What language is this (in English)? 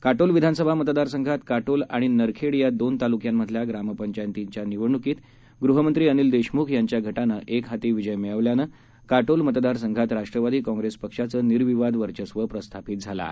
Marathi